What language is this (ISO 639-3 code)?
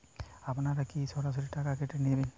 ben